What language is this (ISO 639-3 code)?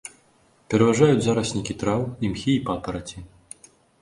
bel